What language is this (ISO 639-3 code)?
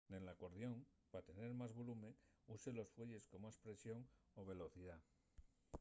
ast